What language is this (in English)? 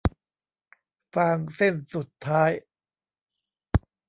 Thai